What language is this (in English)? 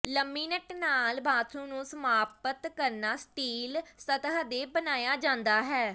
Punjabi